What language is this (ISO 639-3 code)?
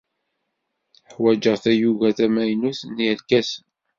kab